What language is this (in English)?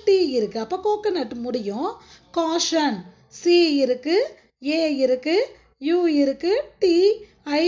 Hindi